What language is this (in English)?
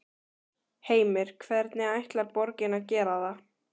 Icelandic